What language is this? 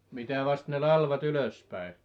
Finnish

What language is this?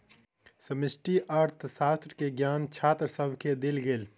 Maithili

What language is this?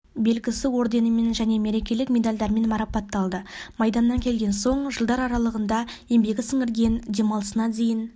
Kazakh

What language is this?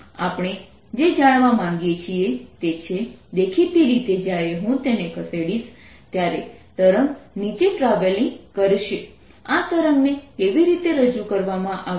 Gujarati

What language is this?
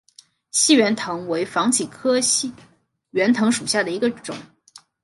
Chinese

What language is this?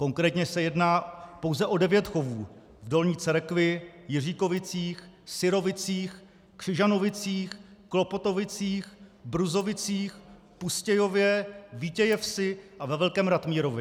Czech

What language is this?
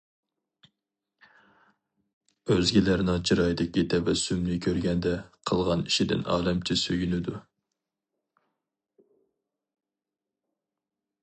Uyghur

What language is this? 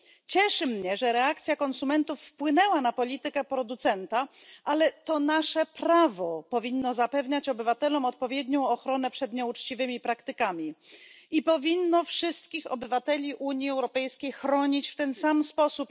Polish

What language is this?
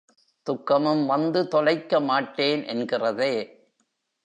Tamil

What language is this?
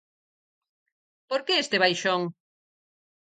Galician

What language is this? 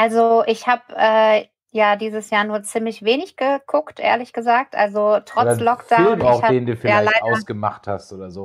German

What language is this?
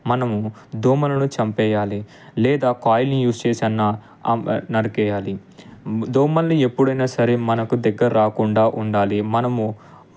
Telugu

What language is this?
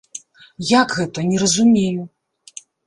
Belarusian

